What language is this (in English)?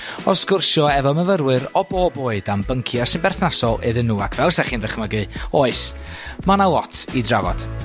Welsh